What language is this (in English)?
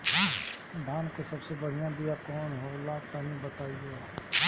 Bhojpuri